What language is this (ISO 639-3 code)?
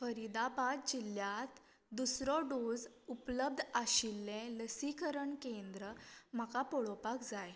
kok